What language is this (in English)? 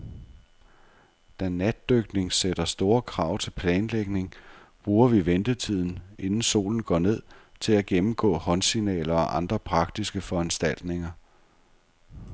Danish